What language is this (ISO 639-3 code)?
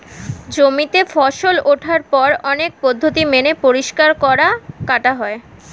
ben